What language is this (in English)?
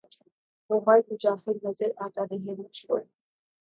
Urdu